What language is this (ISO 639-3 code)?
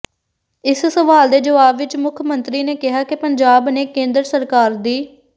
pan